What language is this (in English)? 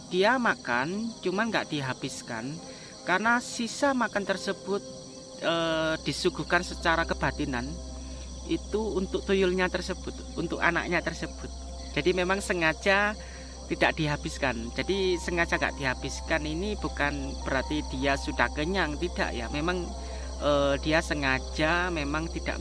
Indonesian